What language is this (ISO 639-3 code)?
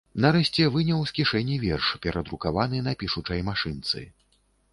bel